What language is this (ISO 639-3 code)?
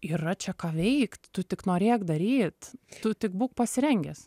lit